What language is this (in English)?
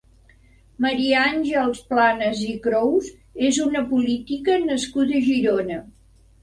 Catalan